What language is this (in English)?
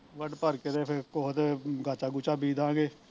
Punjabi